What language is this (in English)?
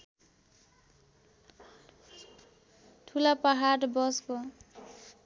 Nepali